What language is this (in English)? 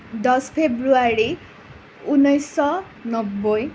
Assamese